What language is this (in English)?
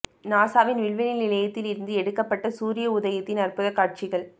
Tamil